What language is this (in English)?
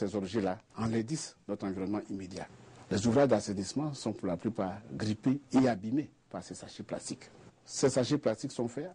French